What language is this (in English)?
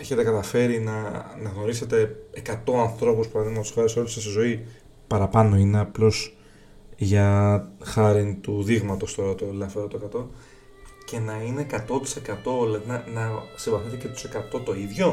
Greek